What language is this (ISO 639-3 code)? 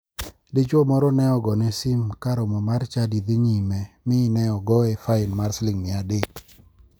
luo